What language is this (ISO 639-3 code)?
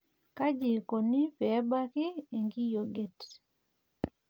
mas